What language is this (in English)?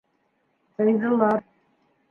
Bashkir